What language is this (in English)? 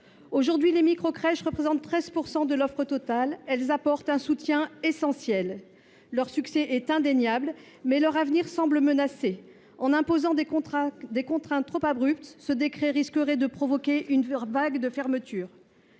French